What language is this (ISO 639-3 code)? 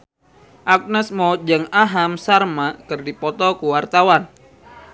sun